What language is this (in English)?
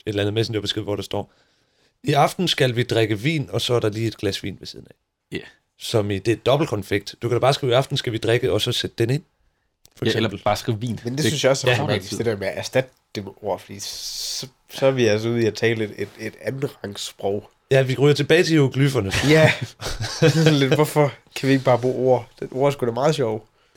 Danish